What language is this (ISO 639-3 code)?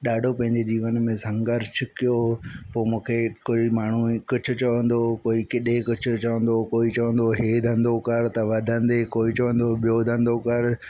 snd